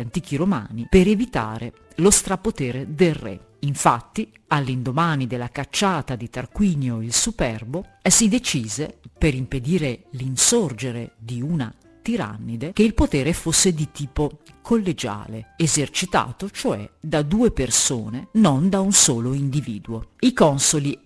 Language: Italian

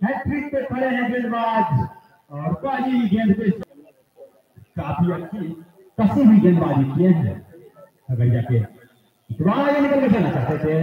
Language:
Hindi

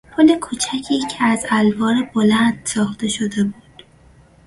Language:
Persian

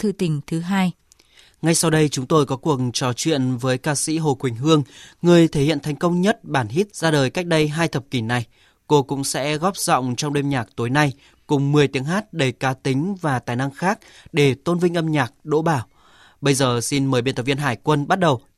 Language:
Vietnamese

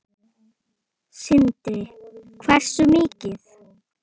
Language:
Icelandic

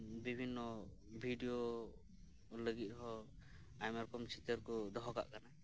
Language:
Santali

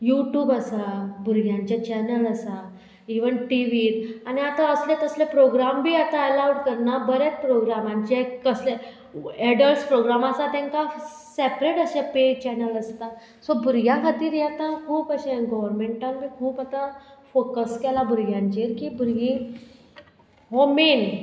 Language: Konkani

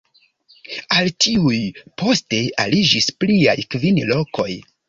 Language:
Esperanto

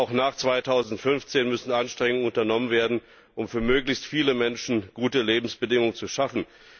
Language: German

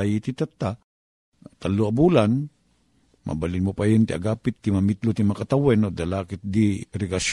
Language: Filipino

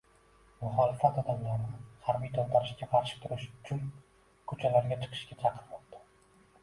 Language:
Uzbek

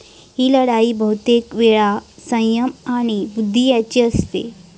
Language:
Marathi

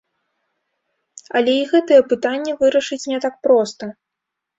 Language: Belarusian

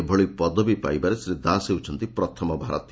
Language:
Odia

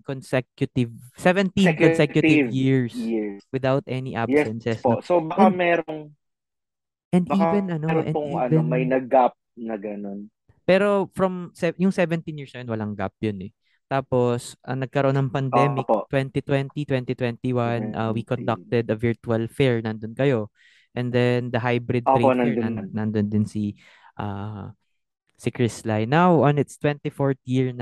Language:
Filipino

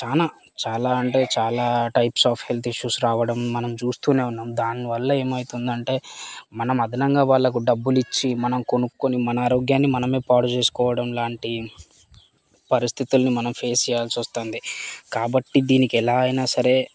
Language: Telugu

